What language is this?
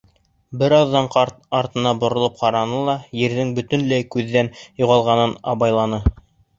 Bashkir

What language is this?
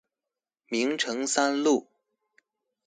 Chinese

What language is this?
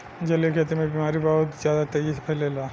Bhojpuri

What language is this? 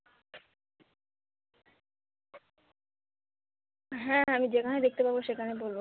Bangla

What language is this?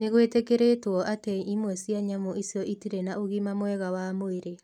Kikuyu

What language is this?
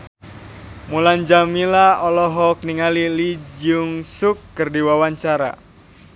Sundanese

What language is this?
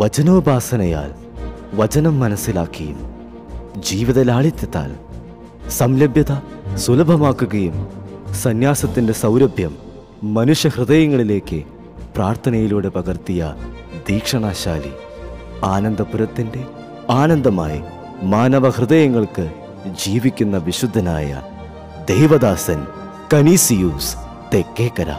Malayalam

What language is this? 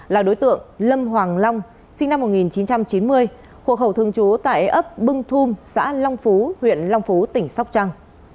Vietnamese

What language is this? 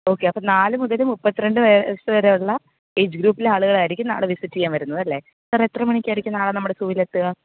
Malayalam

